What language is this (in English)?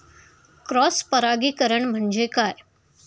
Marathi